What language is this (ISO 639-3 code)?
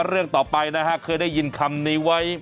tha